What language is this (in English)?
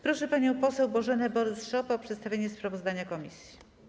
Polish